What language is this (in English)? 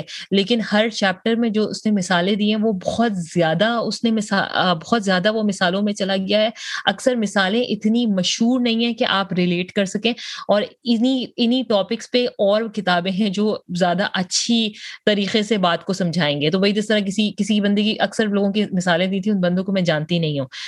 Urdu